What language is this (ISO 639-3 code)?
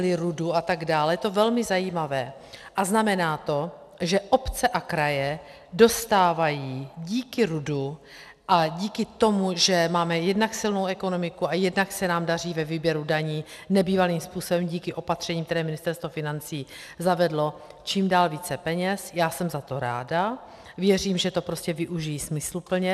ces